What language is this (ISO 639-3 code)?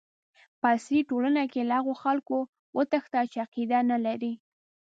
pus